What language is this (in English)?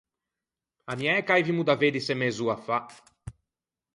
Ligurian